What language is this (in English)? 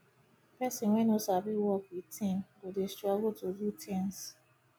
Nigerian Pidgin